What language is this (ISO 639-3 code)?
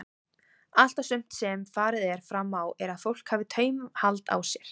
isl